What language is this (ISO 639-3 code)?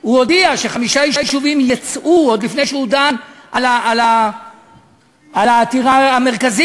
heb